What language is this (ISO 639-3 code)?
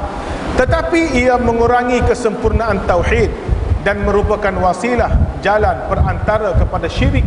msa